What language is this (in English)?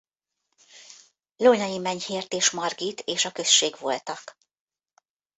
Hungarian